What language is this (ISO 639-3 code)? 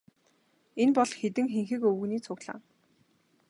mon